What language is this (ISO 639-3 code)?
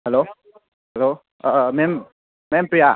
mni